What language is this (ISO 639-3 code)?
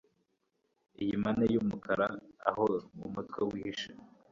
kin